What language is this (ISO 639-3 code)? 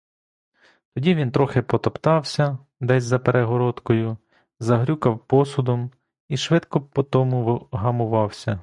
ukr